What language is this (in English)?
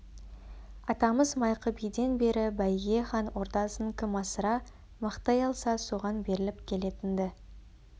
Kazakh